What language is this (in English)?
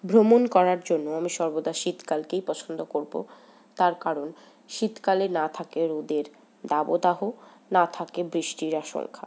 Bangla